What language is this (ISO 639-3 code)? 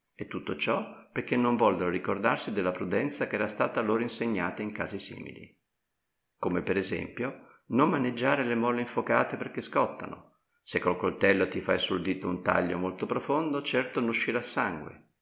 ita